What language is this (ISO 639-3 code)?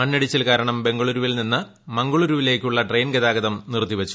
mal